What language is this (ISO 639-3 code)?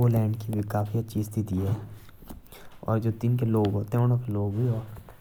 jns